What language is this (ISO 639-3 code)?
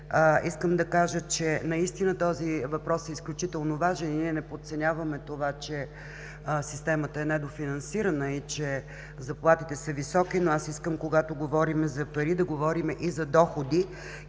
bul